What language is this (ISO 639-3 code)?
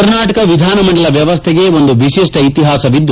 kan